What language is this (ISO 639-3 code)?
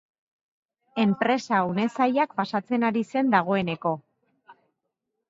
eus